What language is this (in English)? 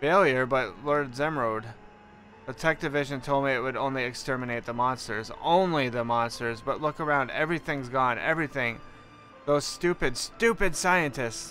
English